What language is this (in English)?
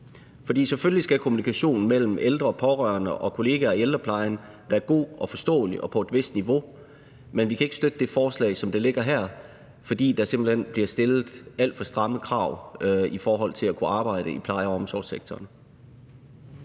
Danish